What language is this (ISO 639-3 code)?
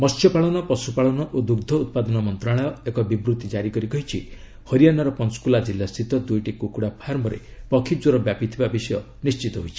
ori